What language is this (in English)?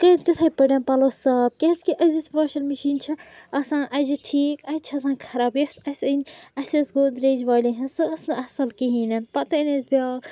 Kashmiri